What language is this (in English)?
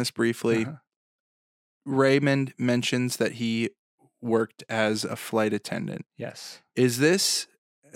English